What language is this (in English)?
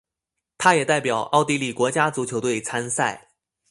Chinese